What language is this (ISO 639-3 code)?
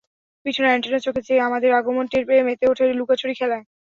ben